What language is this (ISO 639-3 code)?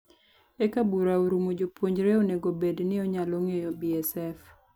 luo